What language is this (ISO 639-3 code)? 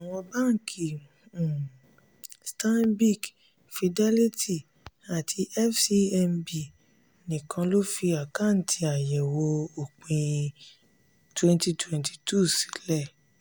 yor